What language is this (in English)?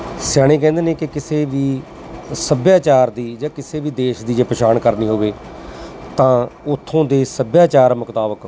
Punjabi